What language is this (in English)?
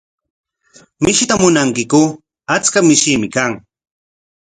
Corongo Ancash Quechua